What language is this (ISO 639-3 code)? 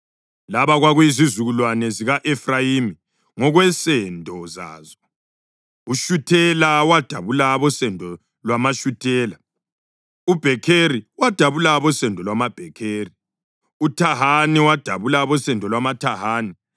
nde